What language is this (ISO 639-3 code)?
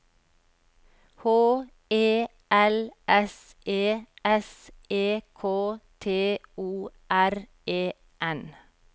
nor